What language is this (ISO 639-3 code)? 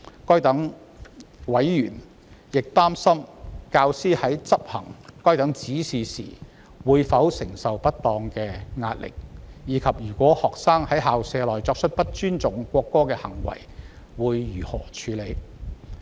yue